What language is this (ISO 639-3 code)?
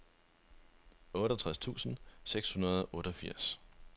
dan